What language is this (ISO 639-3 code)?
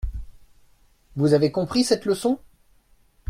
fra